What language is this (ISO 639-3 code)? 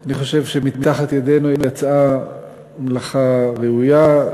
heb